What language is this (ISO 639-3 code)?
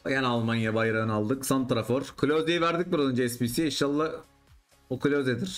tur